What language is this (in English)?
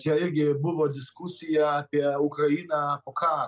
Lithuanian